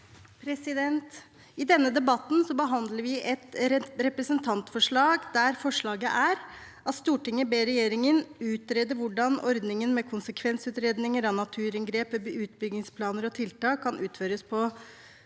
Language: Norwegian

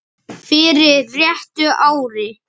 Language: Icelandic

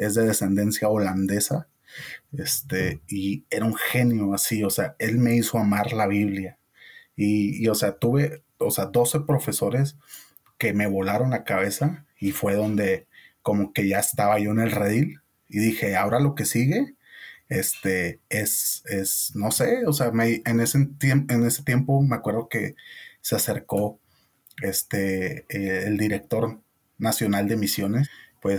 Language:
Spanish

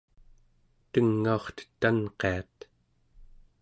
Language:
Central Yupik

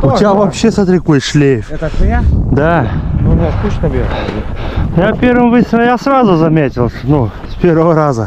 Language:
Russian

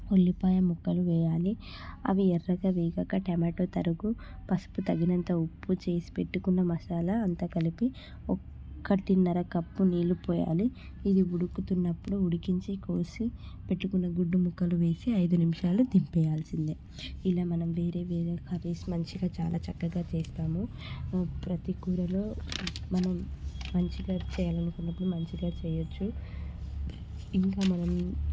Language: Telugu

